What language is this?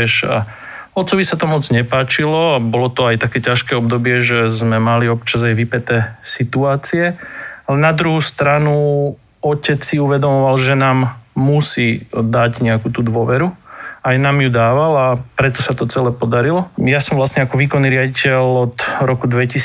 Slovak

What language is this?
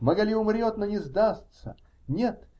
Russian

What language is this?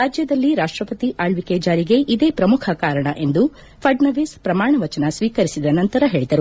Kannada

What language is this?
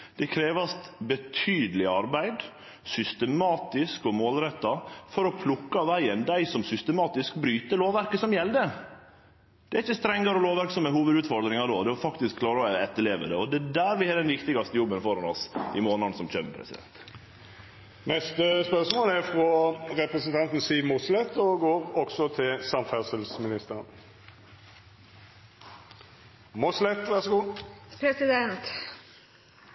Norwegian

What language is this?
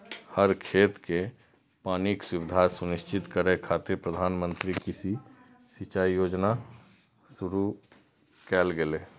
Maithili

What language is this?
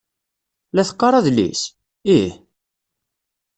Kabyle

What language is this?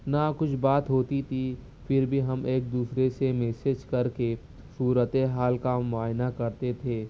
Urdu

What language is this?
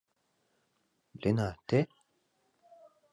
Mari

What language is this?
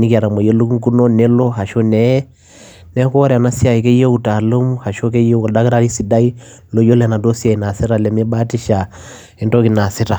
Masai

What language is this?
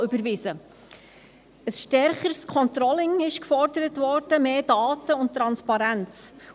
Swiss German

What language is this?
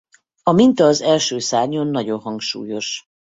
Hungarian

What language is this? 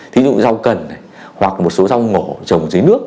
Vietnamese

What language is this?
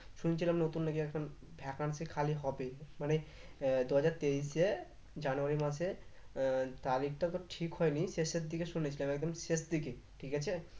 Bangla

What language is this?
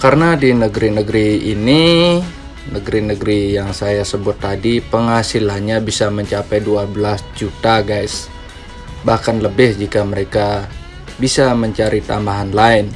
Indonesian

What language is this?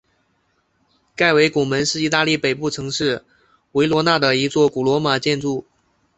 Chinese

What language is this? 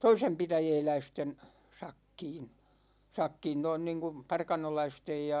Finnish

